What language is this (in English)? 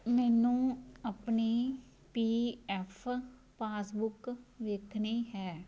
Punjabi